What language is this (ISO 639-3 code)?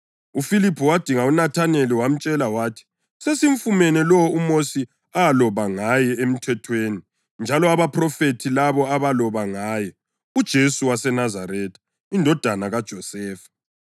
nde